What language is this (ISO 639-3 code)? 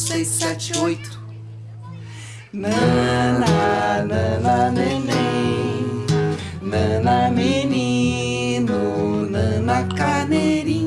jpn